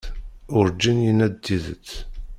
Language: Kabyle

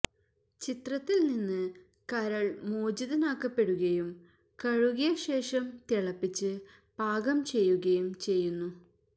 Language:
Malayalam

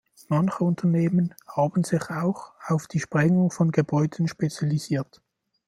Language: German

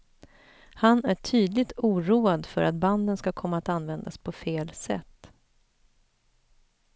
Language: Swedish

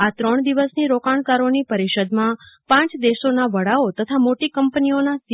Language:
Gujarati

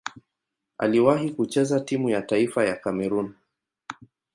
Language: Swahili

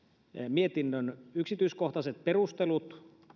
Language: Finnish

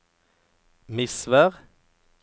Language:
Norwegian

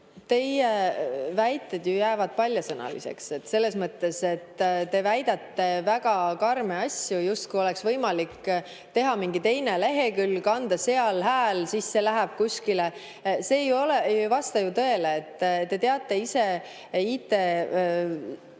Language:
Estonian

